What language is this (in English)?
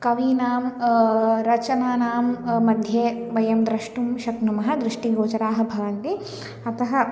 Sanskrit